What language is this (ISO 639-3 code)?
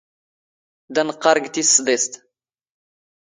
zgh